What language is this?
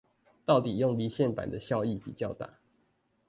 Chinese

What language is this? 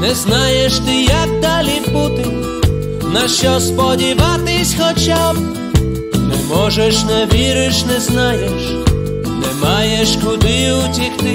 Ukrainian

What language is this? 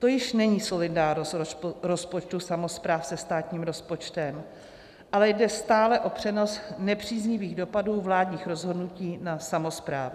Czech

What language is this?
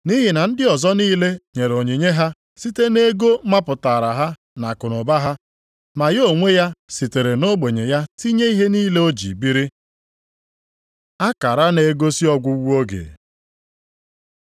Igbo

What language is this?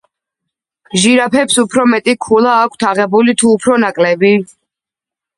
Georgian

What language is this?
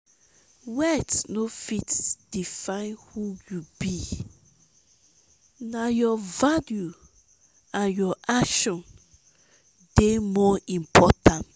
Nigerian Pidgin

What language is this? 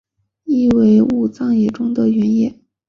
Chinese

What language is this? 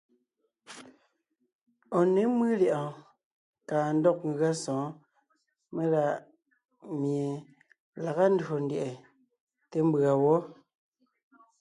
Ngiemboon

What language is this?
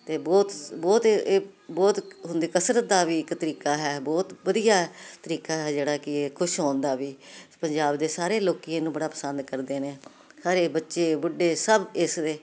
Punjabi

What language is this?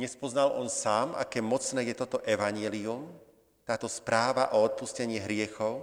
Slovak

